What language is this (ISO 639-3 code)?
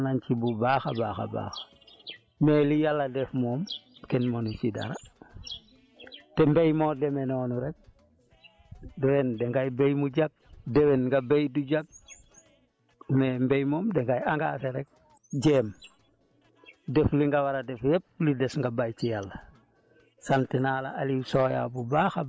wol